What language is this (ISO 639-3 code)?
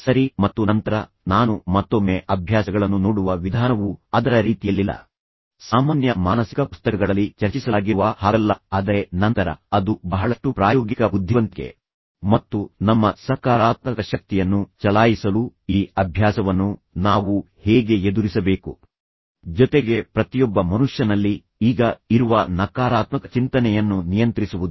kan